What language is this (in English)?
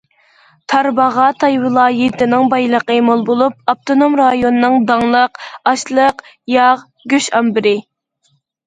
Uyghur